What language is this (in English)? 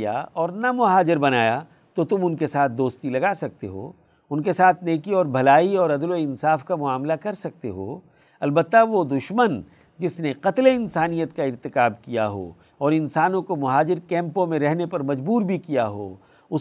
Urdu